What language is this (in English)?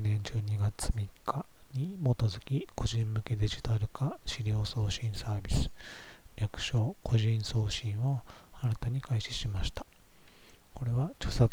Japanese